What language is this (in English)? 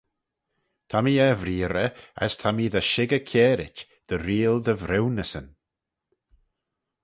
Manx